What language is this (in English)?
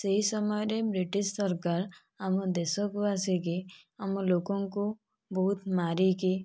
Odia